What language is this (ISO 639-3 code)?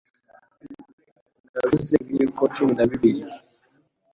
kin